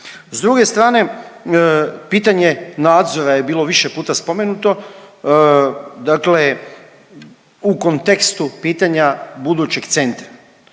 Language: Croatian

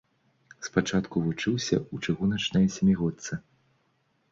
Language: Belarusian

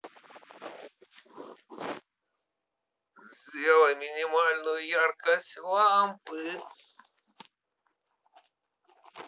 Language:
Russian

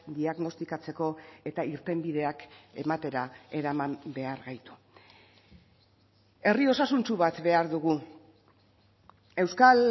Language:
Basque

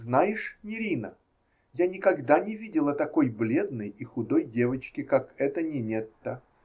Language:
Russian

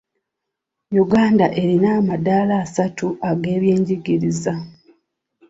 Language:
Ganda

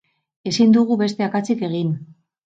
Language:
Basque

